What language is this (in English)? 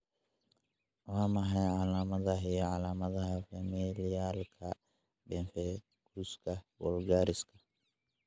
Somali